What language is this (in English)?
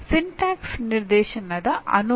Kannada